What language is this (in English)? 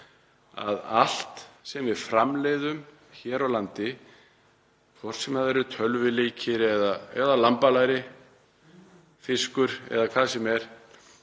Icelandic